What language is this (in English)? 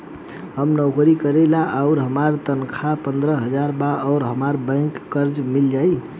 Bhojpuri